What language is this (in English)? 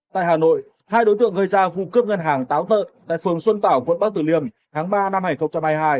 Vietnamese